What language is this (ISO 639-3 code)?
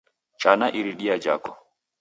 dav